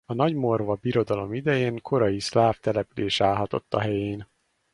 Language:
Hungarian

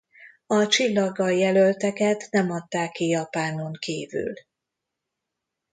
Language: Hungarian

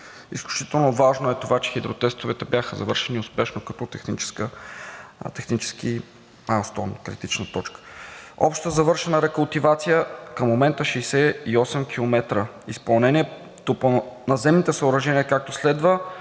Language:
Bulgarian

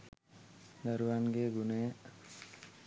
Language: Sinhala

